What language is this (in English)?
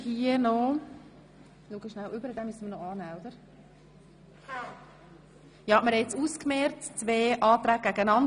Swiss German